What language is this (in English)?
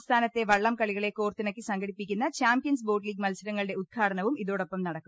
Malayalam